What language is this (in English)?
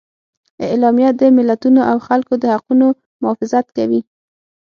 Pashto